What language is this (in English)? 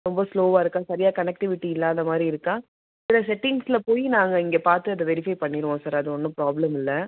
Tamil